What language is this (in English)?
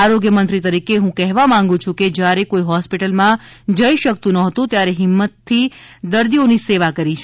Gujarati